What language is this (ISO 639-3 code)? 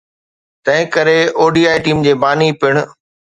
snd